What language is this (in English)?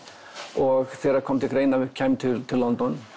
Icelandic